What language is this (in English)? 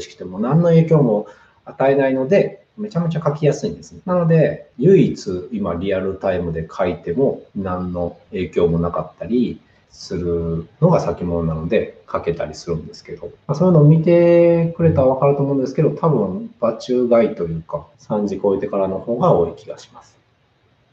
Japanese